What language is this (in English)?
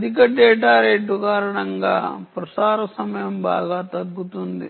Telugu